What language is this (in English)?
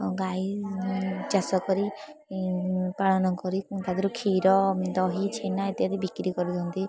Odia